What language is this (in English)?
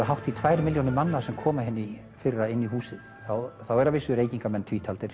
Icelandic